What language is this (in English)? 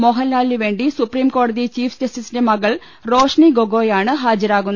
Malayalam